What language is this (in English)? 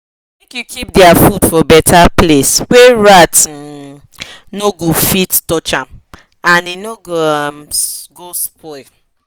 Nigerian Pidgin